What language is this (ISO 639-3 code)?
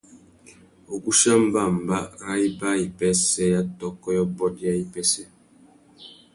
bag